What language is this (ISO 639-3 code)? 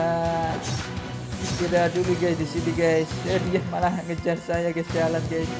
ind